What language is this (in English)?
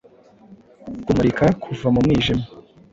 Kinyarwanda